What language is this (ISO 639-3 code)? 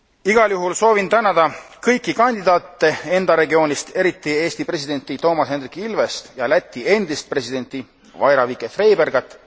est